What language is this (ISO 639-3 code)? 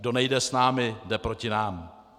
ces